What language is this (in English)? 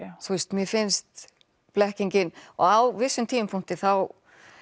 Icelandic